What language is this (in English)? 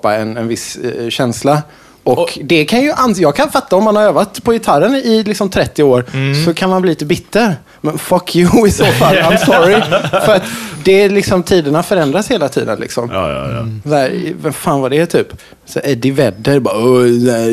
Swedish